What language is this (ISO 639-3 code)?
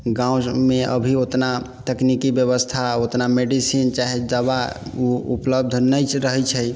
mai